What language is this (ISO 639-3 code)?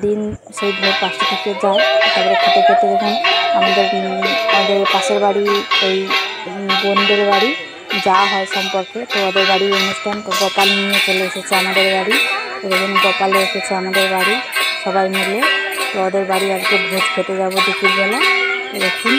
ben